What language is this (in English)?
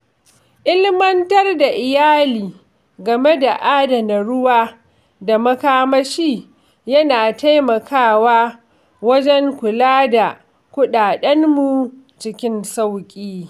Hausa